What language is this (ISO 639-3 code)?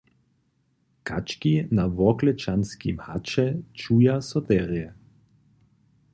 hsb